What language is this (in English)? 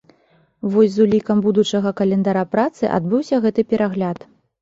Belarusian